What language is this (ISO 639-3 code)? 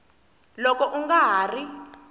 tso